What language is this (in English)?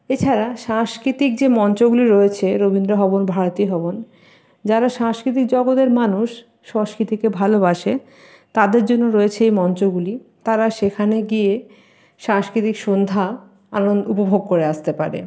Bangla